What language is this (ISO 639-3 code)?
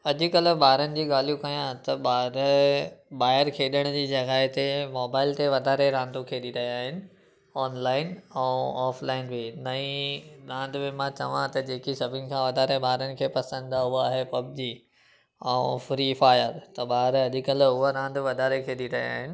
snd